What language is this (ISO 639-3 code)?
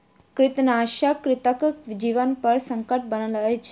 mai